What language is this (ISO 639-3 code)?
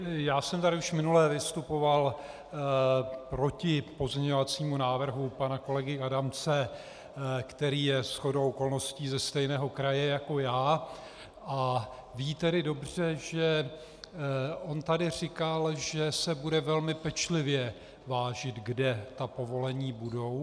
ces